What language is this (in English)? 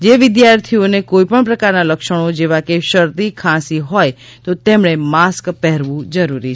Gujarati